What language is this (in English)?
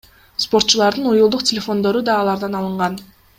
Kyrgyz